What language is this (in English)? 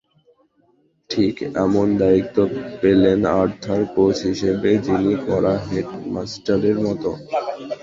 Bangla